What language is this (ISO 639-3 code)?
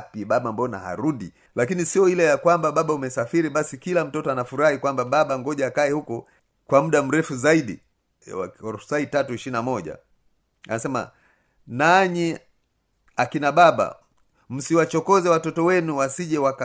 swa